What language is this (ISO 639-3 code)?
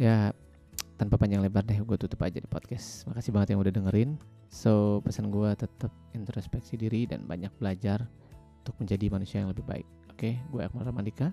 ind